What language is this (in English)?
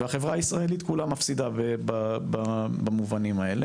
Hebrew